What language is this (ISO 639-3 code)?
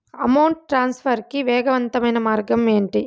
tel